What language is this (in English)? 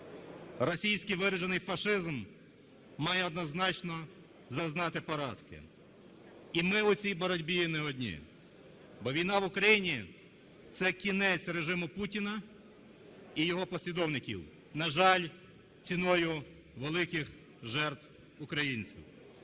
Ukrainian